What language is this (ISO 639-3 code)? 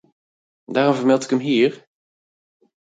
nld